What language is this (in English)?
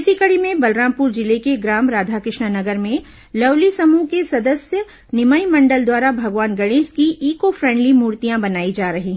Hindi